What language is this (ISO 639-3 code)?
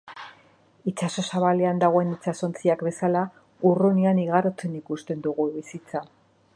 eus